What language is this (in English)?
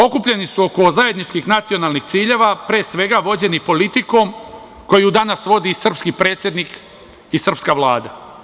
Serbian